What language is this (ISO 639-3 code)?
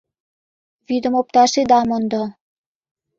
chm